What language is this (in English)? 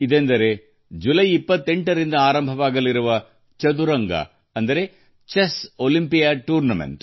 Kannada